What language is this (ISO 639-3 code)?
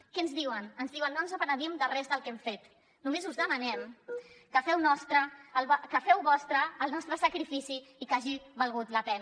cat